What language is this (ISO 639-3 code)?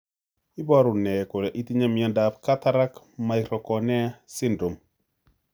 kln